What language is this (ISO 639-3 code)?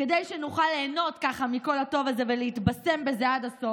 heb